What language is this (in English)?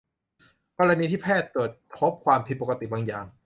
Thai